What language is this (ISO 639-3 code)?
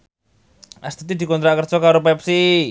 jav